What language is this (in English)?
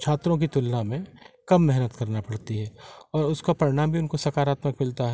Hindi